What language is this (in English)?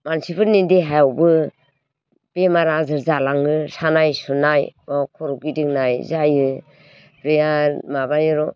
Bodo